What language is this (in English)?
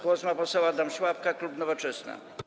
Polish